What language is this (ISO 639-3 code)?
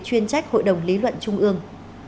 vie